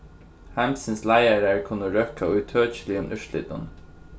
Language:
Faroese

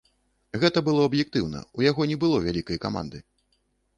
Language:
Belarusian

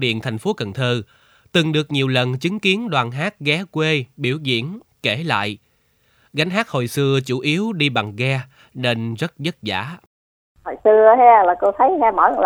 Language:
Vietnamese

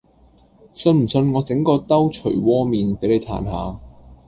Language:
Cantonese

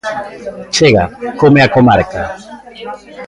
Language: Galician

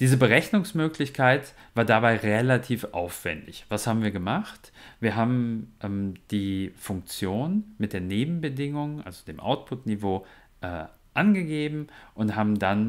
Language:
German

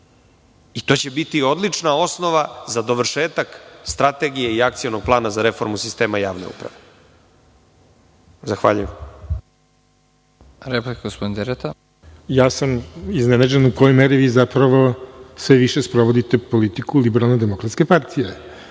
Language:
Serbian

